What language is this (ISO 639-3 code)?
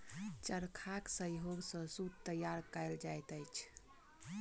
mai